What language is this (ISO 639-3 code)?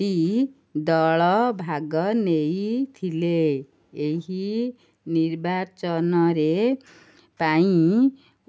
ori